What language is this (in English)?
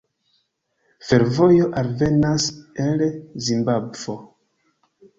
Esperanto